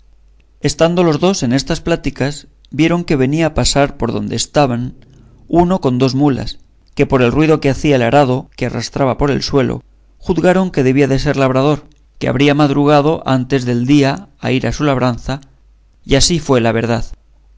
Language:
Spanish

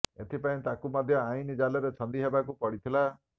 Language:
Odia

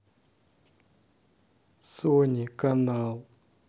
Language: Russian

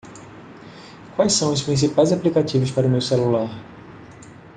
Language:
Portuguese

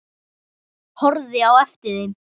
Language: Icelandic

